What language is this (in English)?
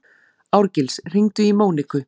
Icelandic